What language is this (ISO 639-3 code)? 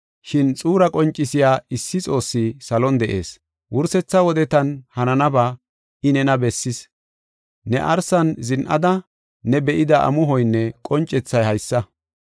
gof